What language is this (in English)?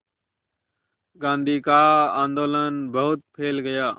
Hindi